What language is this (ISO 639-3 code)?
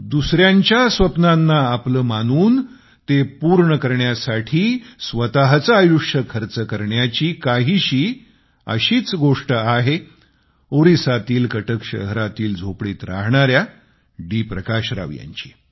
mar